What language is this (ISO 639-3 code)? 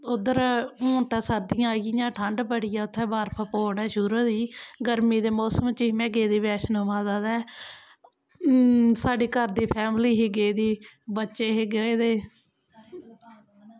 doi